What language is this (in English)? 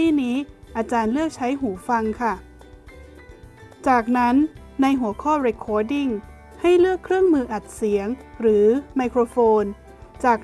Thai